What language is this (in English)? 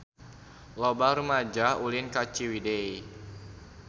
Sundanese